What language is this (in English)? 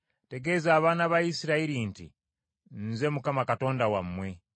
Ganda